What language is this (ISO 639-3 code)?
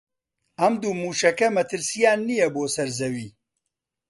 ckb